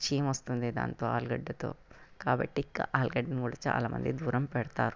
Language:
Telugu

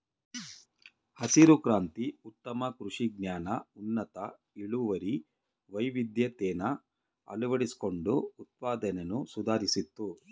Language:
Kannada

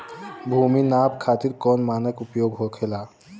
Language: Bhojpuri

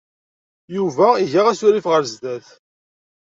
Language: Kabyle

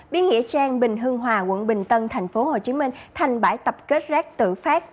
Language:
Vietnamese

